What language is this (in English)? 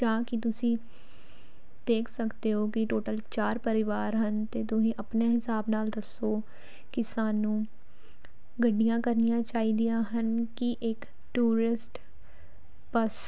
Punjabi